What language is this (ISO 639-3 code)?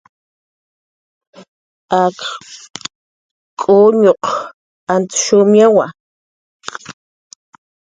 jqr